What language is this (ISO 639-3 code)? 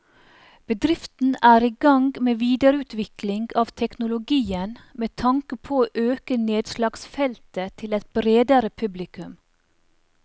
nor